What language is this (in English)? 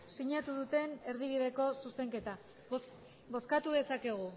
Basque